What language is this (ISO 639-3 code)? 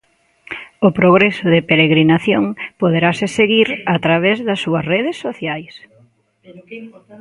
glg